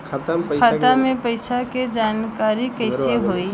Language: Bhojpuri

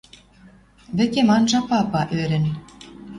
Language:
Western Mari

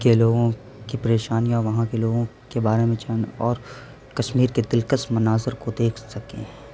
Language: Urdu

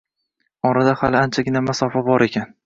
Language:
Uzbek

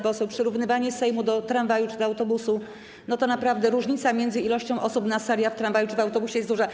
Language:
Polish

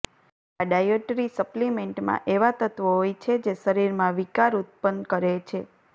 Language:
Gujarati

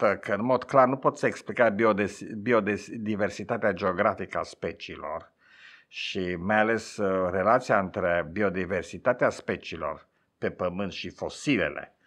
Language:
Romanian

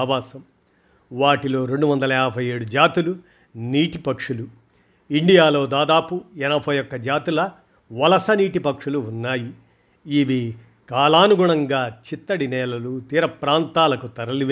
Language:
Telugu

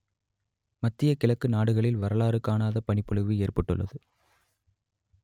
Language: Tamil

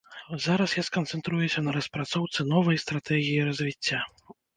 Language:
Belarusian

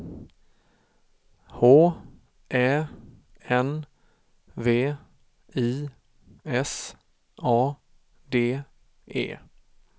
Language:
Swedish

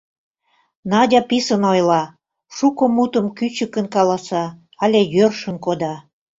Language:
Mari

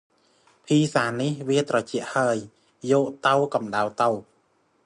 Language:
Khmer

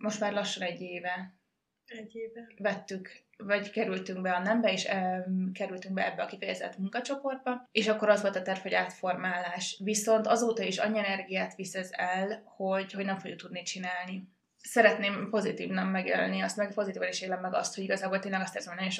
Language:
Hungarian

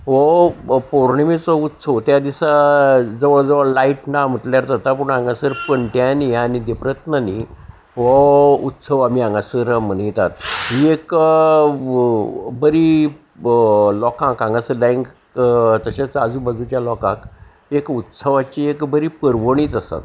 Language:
Konkani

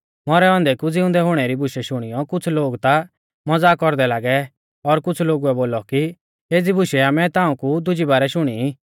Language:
Mahasu Pahari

